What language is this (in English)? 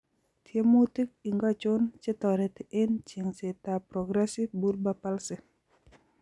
Kalenjin